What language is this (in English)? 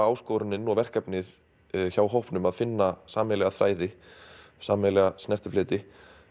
Icelandic